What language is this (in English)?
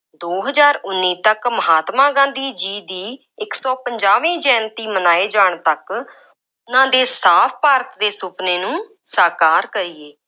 Punjabi